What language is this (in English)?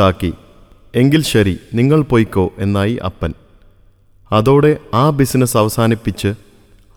Malayalam